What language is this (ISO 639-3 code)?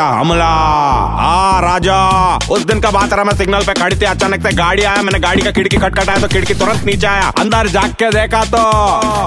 hin